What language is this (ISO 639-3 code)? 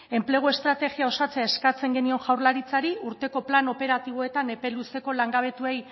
eus